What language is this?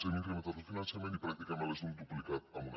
Catalan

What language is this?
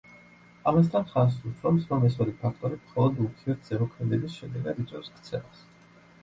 Georgian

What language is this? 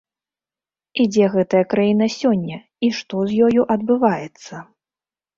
Belarusian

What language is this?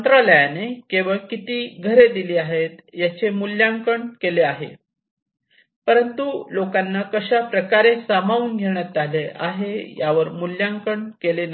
Marathi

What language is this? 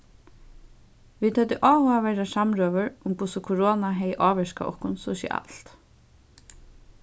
Faroese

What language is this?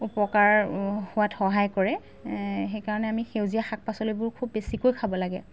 Assamese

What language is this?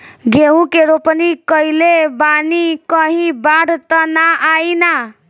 Bhojpuri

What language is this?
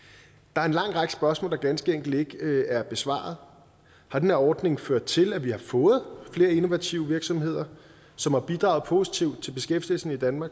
Danish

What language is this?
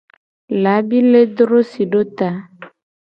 Gen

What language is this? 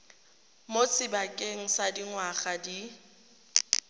Tswana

